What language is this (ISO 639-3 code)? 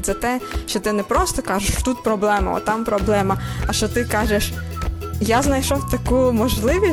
ukr